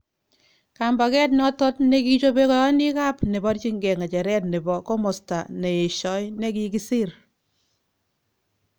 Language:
Kalenjin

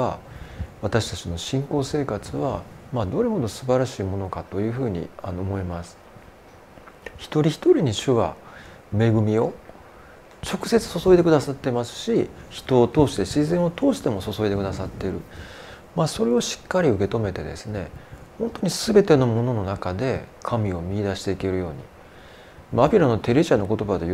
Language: Japanese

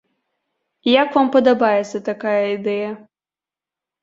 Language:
Belarusian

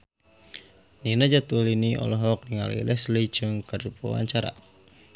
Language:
Sundanese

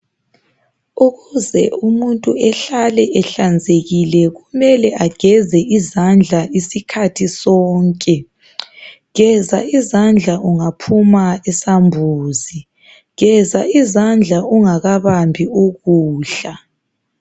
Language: North Ndebele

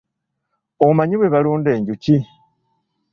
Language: Ganda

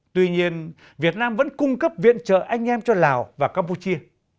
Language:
Vietnamese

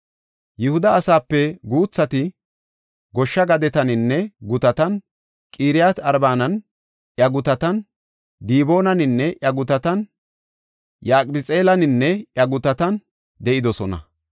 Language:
Gofa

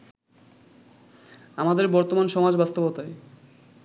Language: Bangla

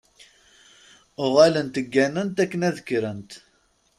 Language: Kabyle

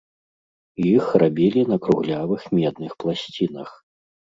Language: Belarusian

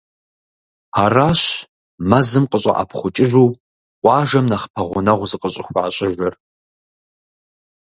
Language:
Kabardian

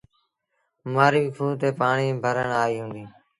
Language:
Sindhi Bhil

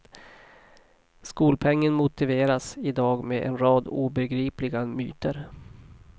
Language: Swedish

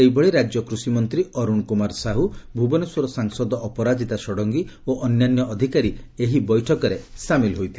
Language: Odia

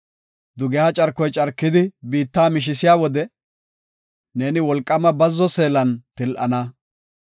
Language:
Gofa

